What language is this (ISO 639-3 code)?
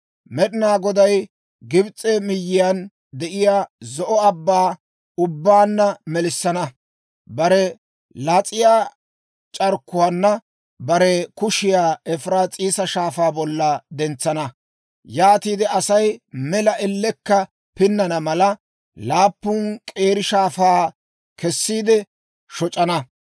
dwr